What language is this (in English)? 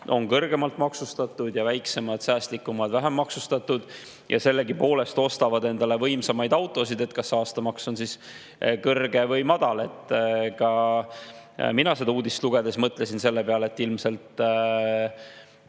Estonian